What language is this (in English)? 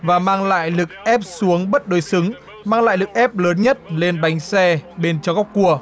Vietnamese